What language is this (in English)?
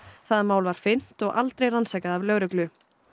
Icelandic